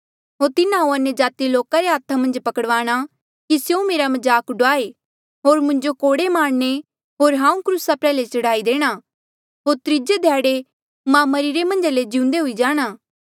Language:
Mandeali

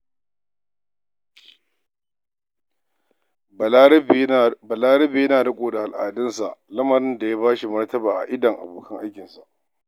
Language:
Hausa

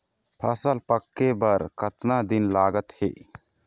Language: Chhattisgarhi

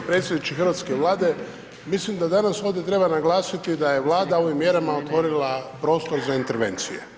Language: Croatian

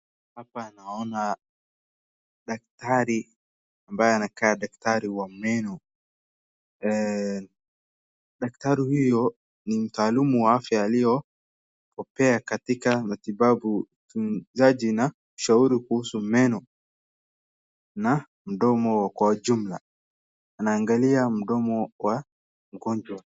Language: Swahili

